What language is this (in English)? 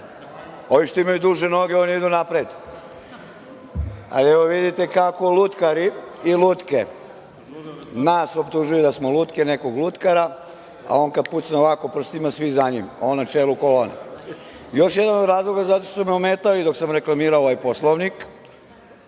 Serbian